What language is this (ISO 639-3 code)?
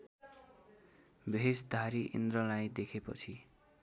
nep